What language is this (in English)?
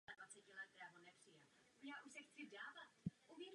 Czech